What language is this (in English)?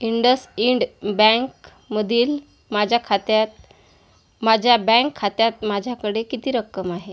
Marathi